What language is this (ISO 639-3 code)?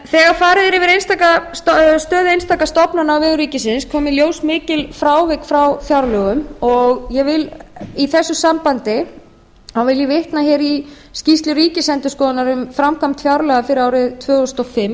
isl